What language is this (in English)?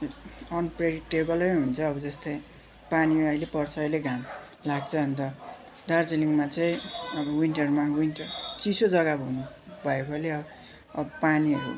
Nepali